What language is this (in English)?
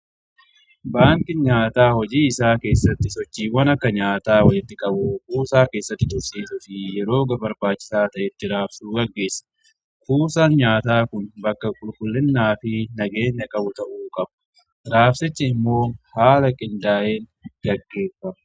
Oromo